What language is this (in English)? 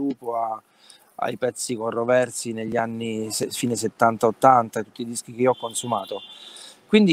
Italian